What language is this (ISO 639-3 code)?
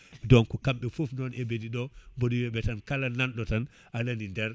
ful